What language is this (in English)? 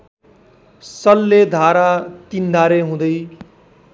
Nepali